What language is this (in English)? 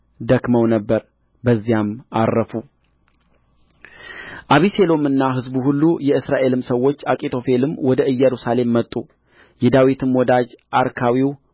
Amharic